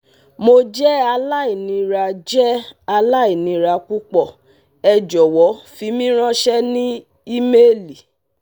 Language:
Yoruba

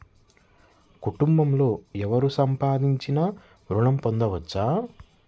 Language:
Telugu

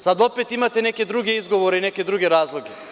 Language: Serbian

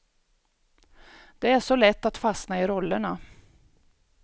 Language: Swedish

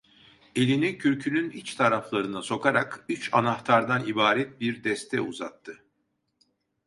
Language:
Turkish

